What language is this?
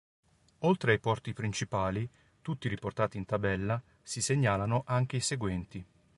Italian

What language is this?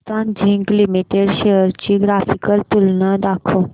Marathi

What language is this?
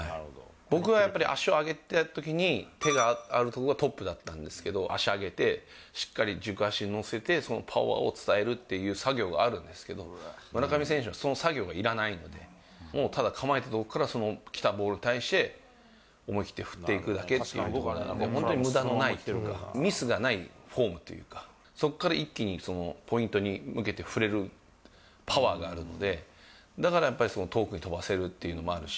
Japanese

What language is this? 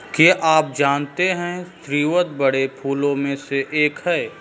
Hindi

